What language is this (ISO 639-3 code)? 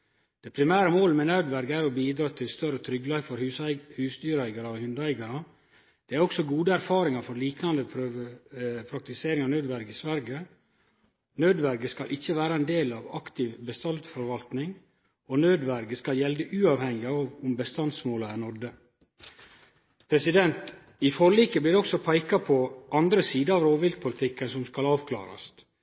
nno